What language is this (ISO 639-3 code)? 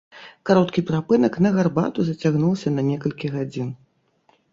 bel